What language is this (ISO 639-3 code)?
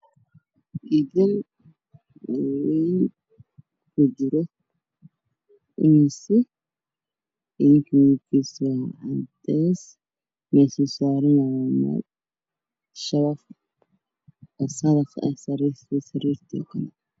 som